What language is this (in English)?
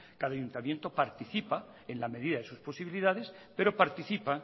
Spanish